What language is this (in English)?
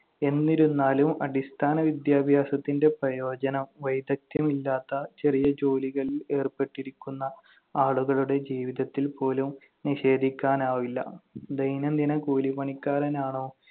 Malayalam